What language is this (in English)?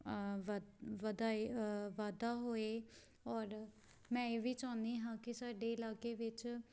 Punjabi